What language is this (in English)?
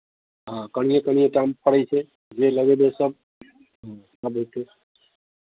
Maithili